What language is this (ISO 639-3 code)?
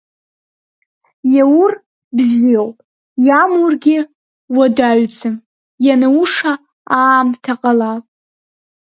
abk